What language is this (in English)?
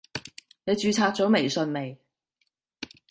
Cantonese